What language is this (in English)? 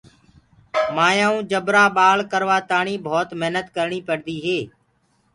Gurgula